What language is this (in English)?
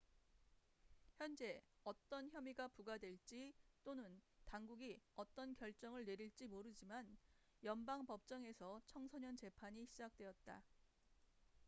Korean